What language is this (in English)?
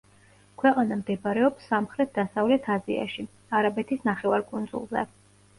Georgian